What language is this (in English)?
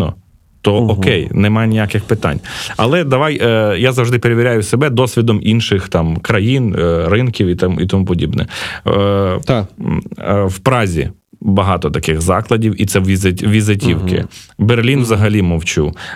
Ukrainian